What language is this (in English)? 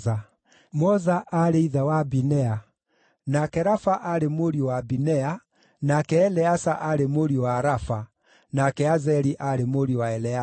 Kikuyu